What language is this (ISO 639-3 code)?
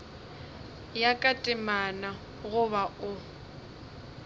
nso